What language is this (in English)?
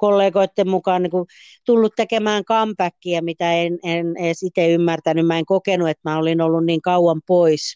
Finnish